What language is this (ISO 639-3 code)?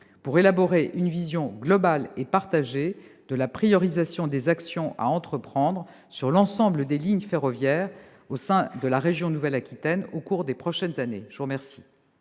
fra